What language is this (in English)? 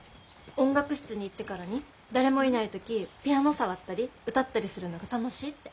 Japanese